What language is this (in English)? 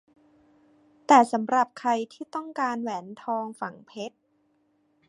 Thai